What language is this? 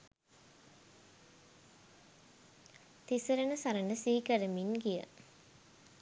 Sinhala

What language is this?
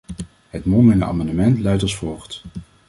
Dutch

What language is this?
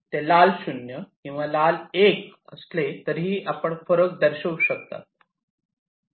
Marathi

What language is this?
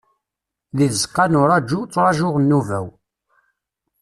Kabyle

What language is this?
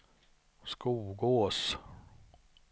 Swedish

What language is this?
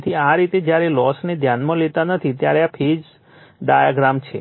Gujarati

